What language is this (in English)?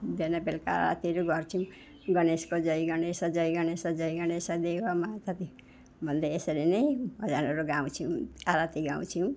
Nepali